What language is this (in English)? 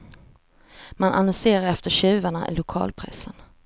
Swedish